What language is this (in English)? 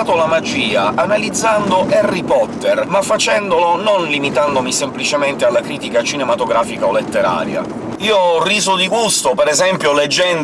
Italian